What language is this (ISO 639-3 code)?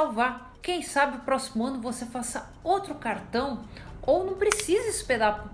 por